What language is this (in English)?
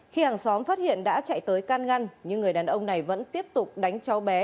Vietnamese